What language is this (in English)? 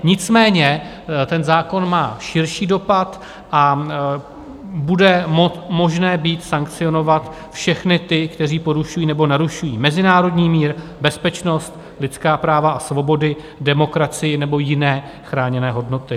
Czech